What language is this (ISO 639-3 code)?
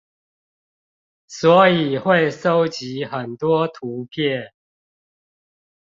zho